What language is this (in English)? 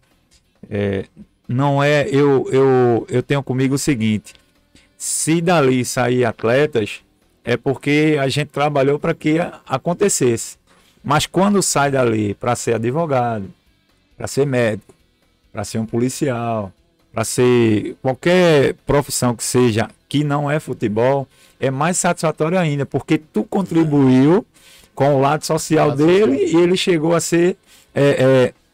Portuguese